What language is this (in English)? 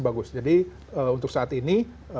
Indonesian